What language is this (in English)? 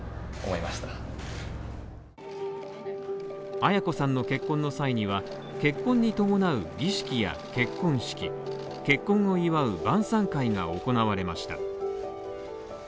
Japanese